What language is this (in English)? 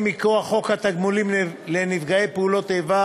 Hebrew